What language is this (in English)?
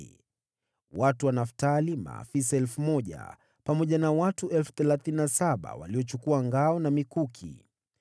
Swahili